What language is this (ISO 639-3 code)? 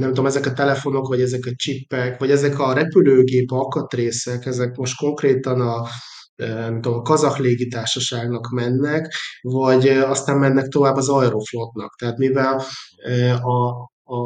hun